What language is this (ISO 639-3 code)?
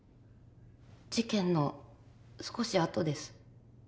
jpn